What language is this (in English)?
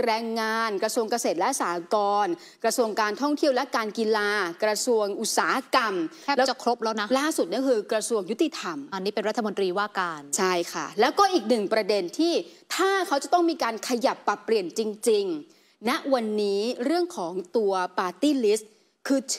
Thai